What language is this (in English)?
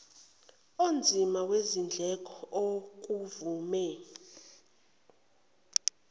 Zulu